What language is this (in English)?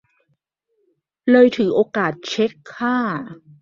Thai